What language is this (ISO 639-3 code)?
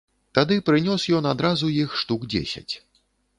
bel